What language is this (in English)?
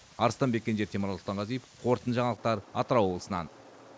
Kazakh